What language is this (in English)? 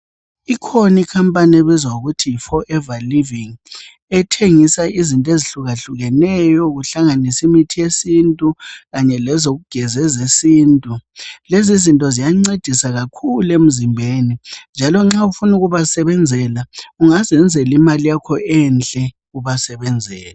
North Ndebele